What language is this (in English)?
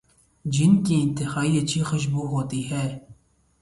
Urdu